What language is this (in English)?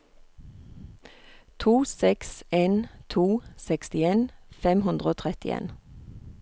Norwegian